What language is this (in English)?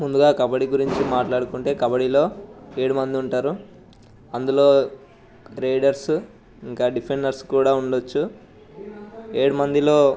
Telugu